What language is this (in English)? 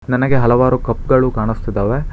Kannada